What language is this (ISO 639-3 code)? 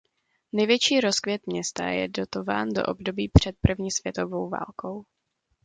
ces